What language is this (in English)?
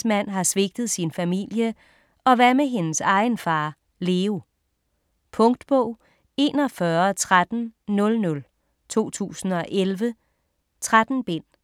Danish